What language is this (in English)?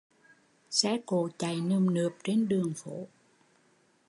Vietnamese